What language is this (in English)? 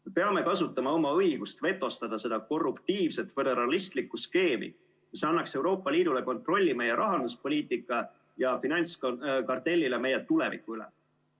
Estonian